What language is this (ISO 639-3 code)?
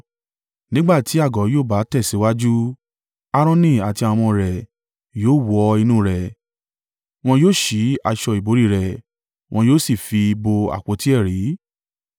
yor